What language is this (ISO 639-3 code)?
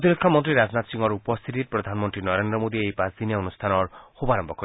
asm